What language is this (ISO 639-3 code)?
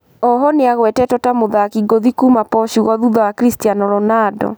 kik